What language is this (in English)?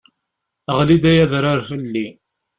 Kabyle